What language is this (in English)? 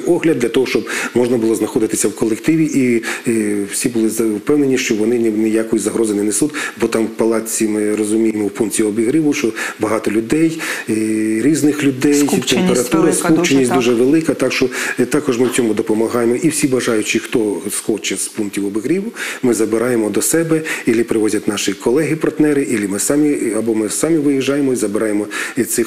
Ukrainian